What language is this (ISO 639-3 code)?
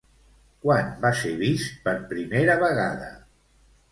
cat